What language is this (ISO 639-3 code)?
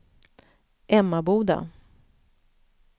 swe